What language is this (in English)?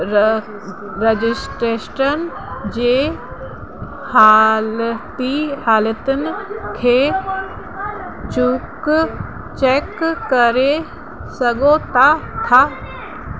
Sindhi